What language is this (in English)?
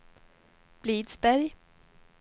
Swedish